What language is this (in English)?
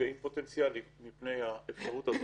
Hebrew